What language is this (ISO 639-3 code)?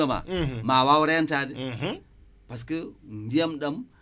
wol